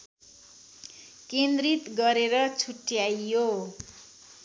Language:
Nepali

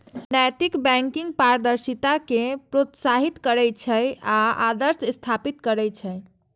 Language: Maithili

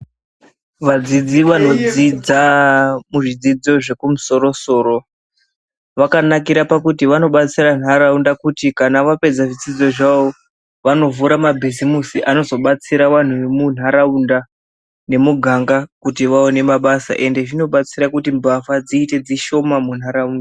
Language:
Ndau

